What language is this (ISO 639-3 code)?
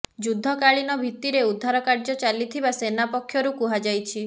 ori